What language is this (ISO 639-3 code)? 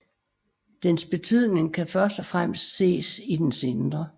dan